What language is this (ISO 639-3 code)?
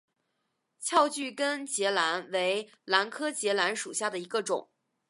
zho